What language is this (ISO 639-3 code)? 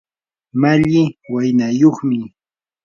qur